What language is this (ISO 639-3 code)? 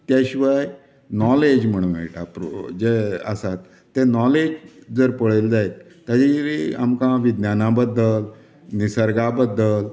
kok